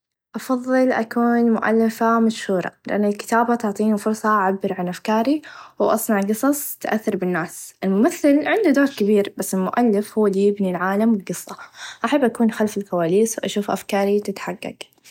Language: Najdi Arabic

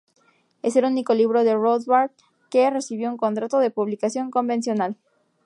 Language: Spanish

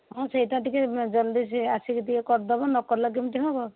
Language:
Odia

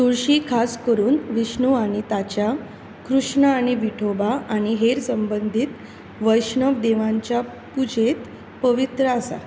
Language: Konkani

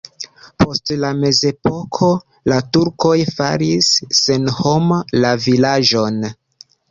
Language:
Esperanto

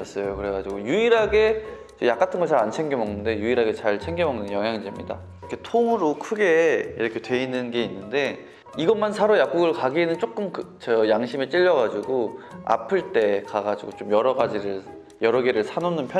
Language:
Korean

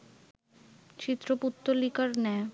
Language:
Bangla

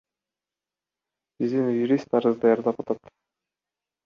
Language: Kyrgyz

